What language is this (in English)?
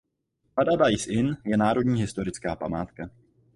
Czech